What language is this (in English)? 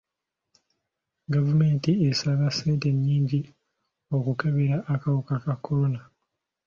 Ganda